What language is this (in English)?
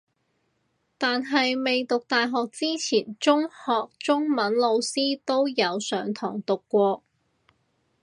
Cantonese